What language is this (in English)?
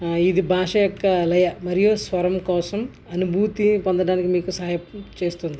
Telugu